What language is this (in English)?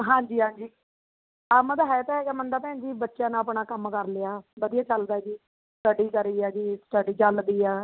Punjabi